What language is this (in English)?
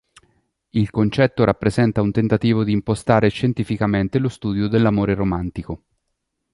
Italian